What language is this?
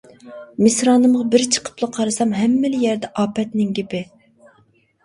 Uyghur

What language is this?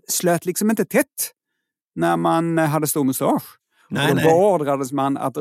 Swedish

